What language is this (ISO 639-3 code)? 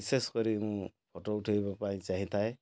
ori